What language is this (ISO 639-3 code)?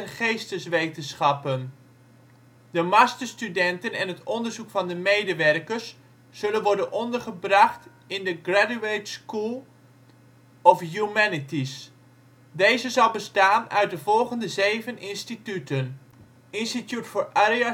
nld